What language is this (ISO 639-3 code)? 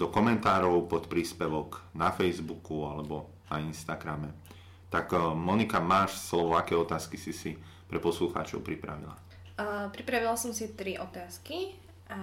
slk